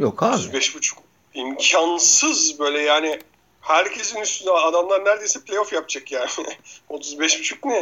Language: Turkish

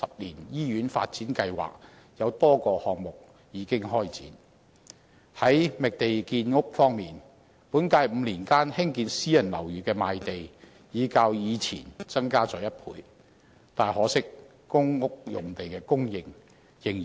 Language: Cantonese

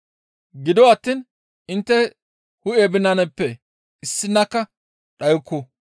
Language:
Gamo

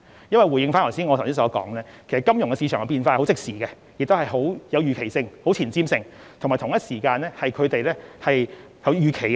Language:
Cantonese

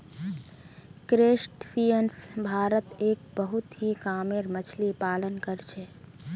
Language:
Magahi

